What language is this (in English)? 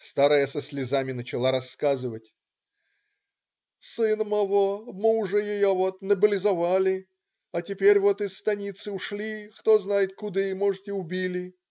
Russian